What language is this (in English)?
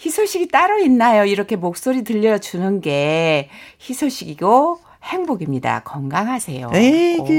Korean